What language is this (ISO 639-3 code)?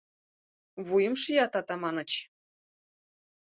chm